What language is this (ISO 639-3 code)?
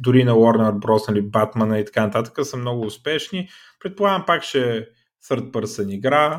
bul